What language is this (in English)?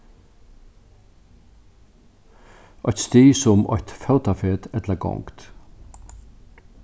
Faroese